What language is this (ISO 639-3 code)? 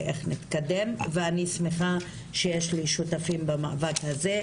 heb